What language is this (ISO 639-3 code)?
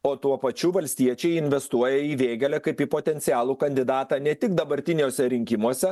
lit